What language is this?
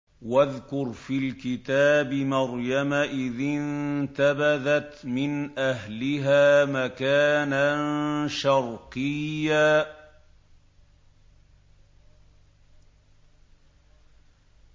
Arabic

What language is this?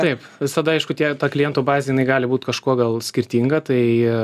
Lithuanian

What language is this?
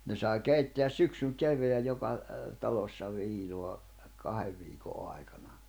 Finnish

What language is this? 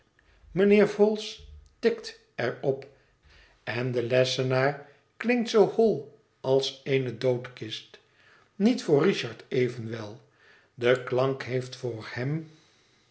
Dutch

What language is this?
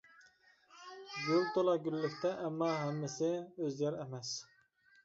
Uyghur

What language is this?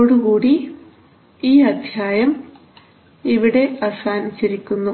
Malayalam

